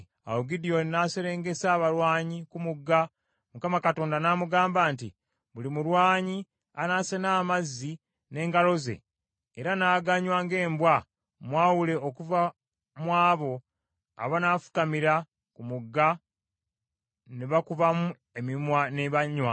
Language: Ganda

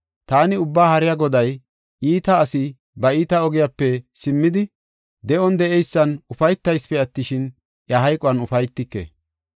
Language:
Gofa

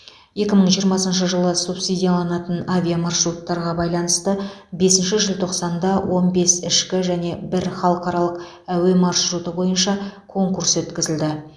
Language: Kazakh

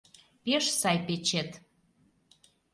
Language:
Mari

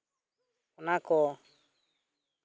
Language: Santali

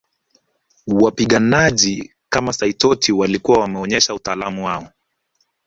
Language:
Swahili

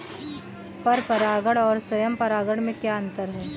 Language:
Hindi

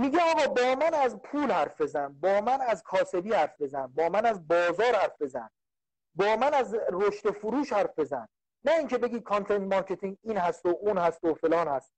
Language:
Persian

